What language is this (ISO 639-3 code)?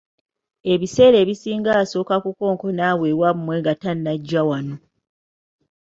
lug